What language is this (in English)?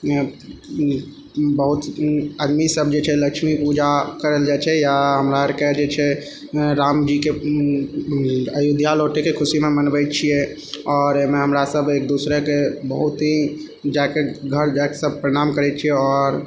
Maithili